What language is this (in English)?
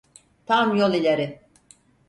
Turkish